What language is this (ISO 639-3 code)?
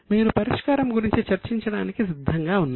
tel